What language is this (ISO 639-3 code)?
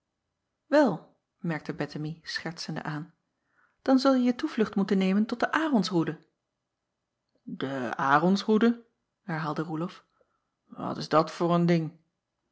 nld